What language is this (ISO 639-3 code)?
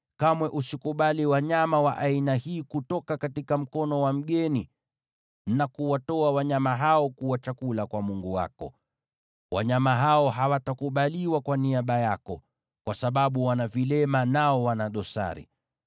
swa